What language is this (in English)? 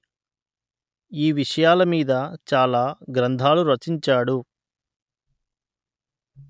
Telugu